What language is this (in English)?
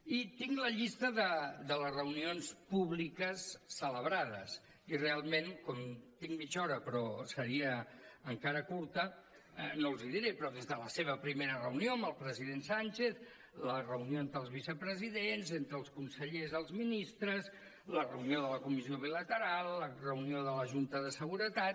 Catalan